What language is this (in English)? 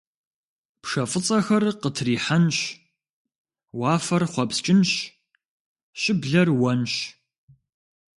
Kabardian